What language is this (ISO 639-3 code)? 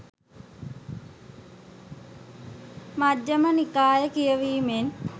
sin